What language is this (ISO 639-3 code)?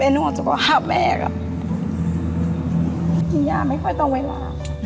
tha